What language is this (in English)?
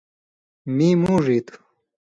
Indus Kohistani